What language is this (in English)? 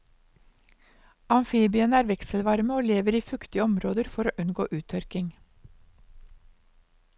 Norwegian